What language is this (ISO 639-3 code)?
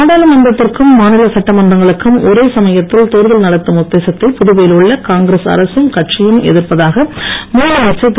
tam